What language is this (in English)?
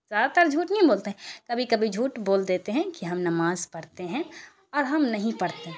Urdu